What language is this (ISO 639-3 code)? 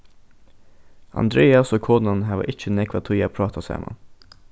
fao